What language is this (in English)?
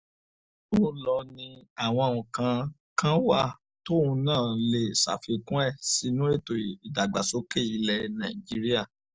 Yoruba